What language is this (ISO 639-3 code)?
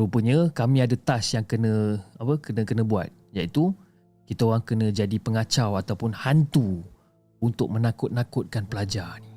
msa